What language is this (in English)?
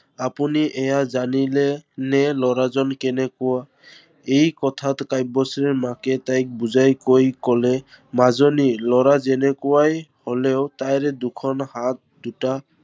Assamese